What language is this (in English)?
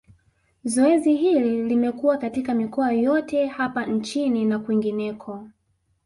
Swahili